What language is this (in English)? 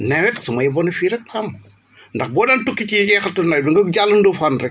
Wolof